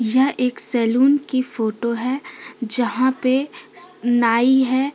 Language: Hindi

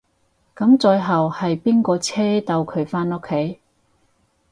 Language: Cantonese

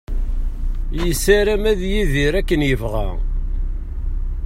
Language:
Kabyle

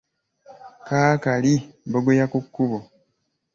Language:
Ganda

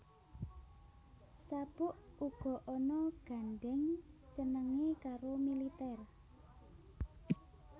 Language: Javanese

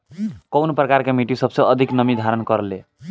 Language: Bhojpuri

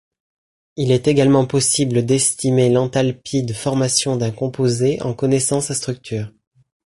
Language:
French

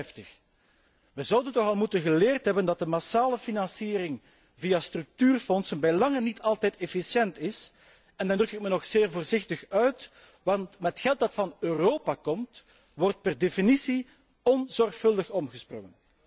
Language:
Dutch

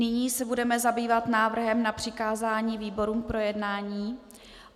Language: Czech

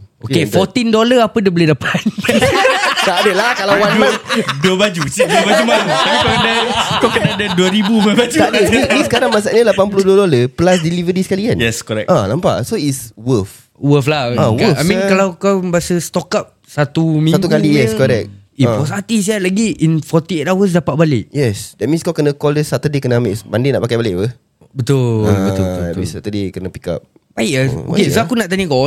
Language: Malay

